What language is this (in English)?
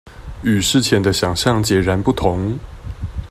Chinese